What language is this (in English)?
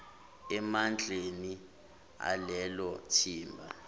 Zulu